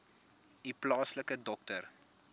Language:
Afrikaans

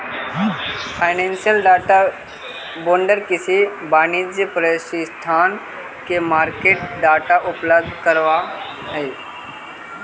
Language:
Magahi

